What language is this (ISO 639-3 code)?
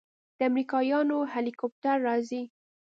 pus